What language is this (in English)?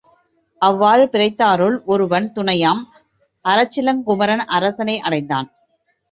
Tamil